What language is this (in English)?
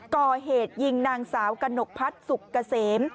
Thai